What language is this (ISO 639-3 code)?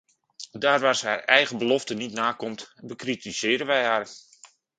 nld